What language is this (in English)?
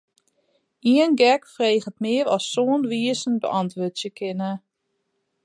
Western Frisian